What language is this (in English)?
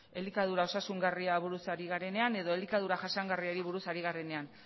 Basque